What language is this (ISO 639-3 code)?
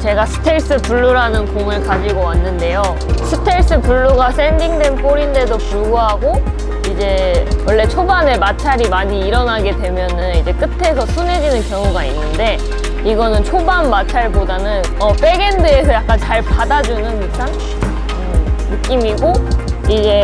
kor